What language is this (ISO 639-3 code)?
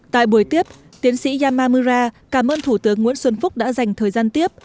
vie